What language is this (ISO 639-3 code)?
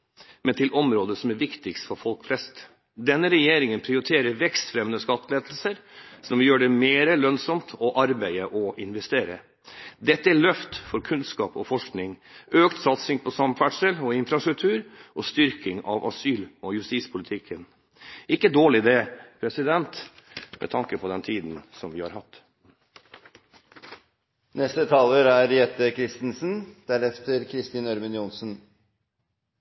nob